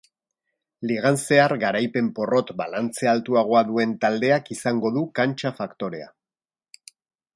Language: Basque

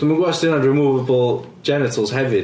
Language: Welsh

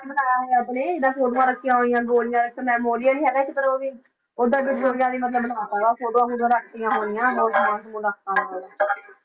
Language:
Punjabi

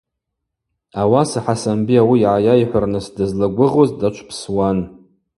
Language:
Abaza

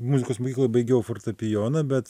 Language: Lithuanian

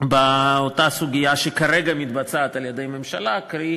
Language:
Hebrew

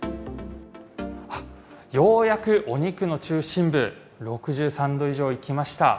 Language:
Japanese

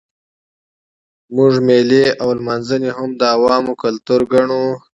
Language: Pashto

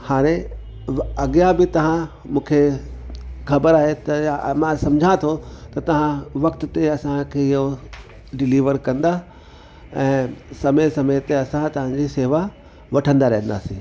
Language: Sindhi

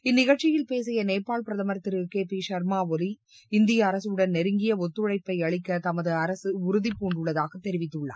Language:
Tamil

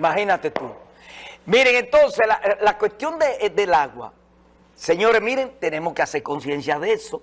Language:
Spanish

